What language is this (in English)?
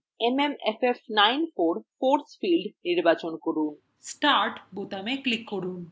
Bangla